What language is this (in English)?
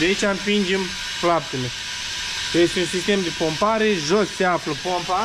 Romanian